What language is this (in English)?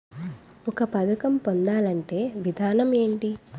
Telugu